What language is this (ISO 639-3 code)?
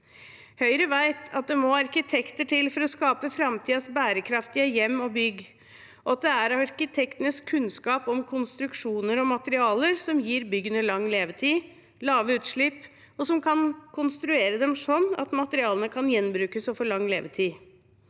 nor